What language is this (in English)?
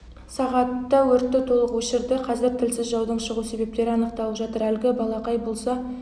Kazakh